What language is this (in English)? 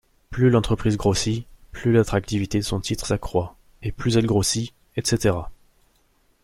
French